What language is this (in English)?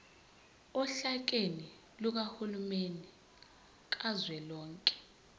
Zulu